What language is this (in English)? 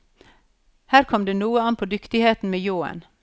Norwegian